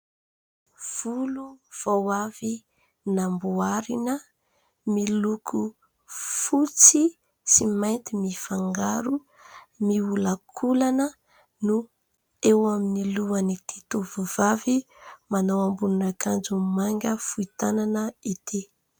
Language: Malagasy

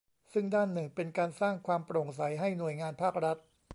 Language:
Thai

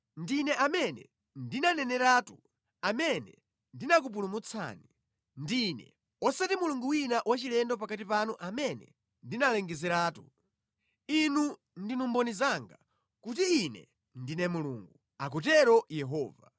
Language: Nyanja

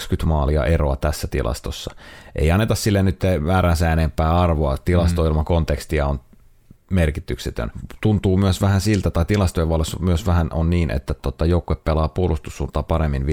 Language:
Finnish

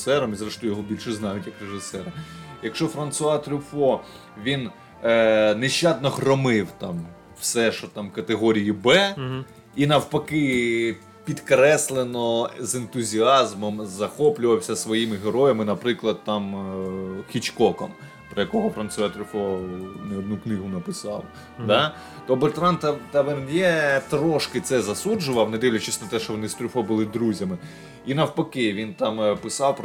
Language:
Ukrainian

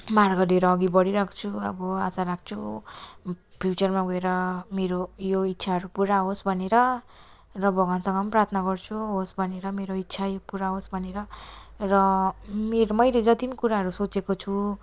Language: Nepali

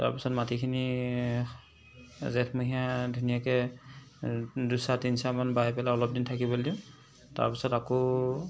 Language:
Assamese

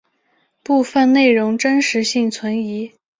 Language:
Chinese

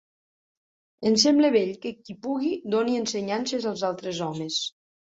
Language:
Catalan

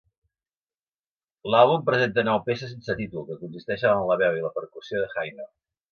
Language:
Catalan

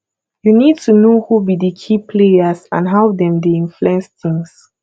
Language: Nigerian Pidgin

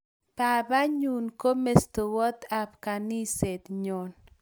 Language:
Kalenjin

